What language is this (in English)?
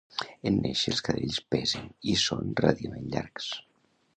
Catalan